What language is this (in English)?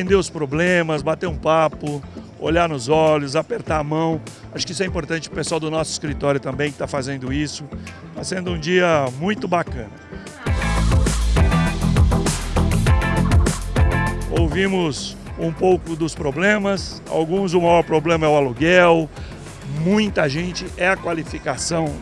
Portuguese